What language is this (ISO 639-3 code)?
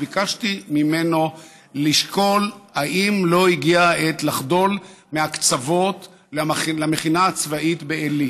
heb